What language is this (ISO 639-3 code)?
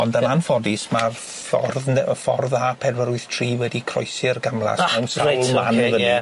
cym